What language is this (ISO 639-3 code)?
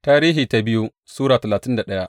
hau